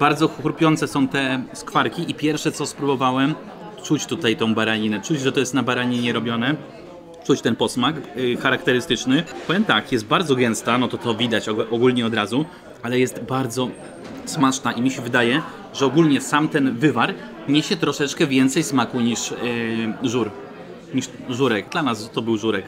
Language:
Polish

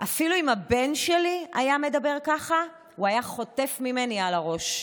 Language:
Hebrew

